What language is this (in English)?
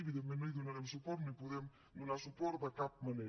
Catalan